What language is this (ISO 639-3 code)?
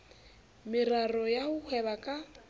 sot